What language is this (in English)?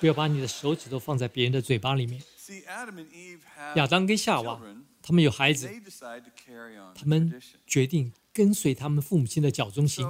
Chinese